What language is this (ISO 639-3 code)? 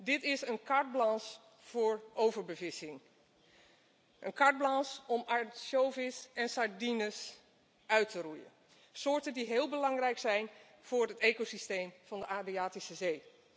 nld